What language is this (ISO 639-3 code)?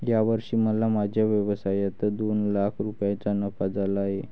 mar